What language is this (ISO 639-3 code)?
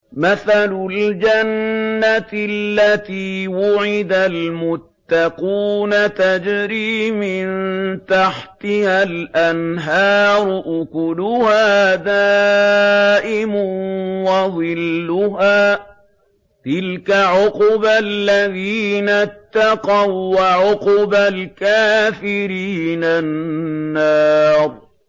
ara